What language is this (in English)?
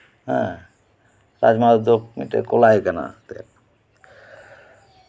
Santali